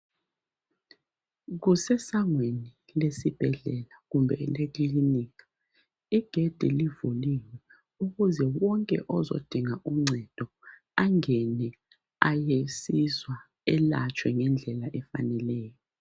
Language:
North Ndebele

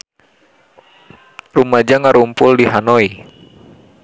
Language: Sundanese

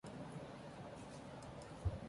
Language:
English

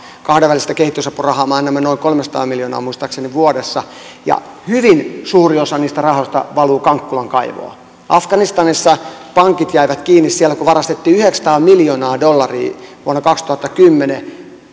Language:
Finnish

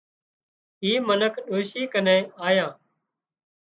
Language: Wadiyara Koli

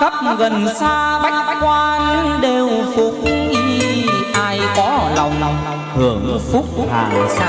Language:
Vietnamese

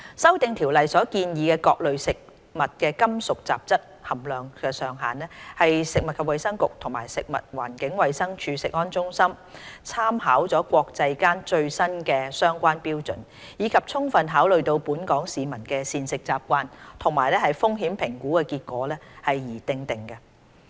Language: Cantonese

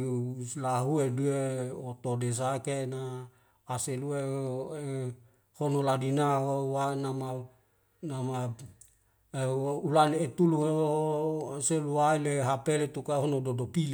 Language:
Wemale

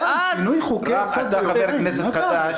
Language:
Hebrew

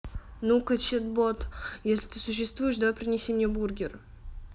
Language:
Russian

